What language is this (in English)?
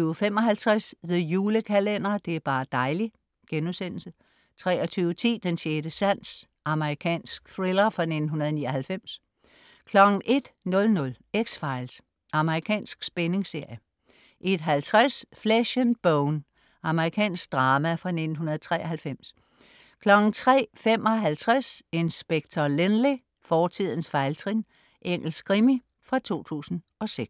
Danish